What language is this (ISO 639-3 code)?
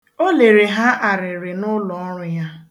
ibo